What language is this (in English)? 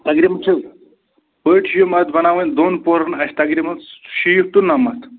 Kashmiri